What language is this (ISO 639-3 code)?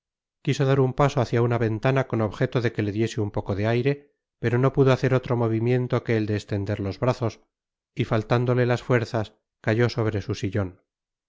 spa